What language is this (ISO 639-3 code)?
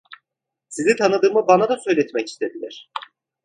tur